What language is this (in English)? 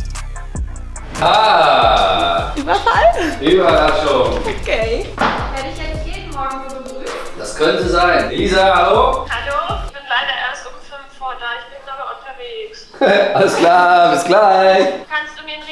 German